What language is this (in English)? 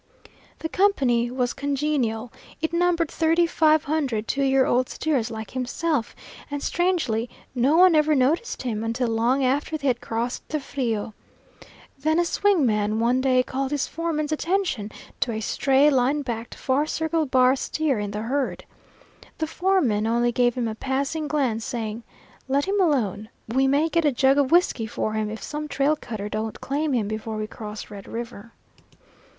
English